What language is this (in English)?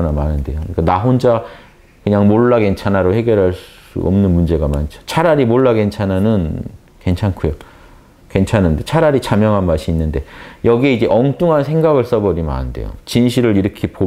Korean